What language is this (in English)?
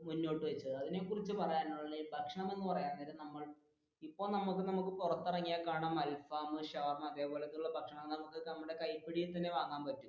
Malayalam